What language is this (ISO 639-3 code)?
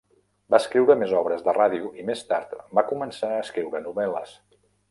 cat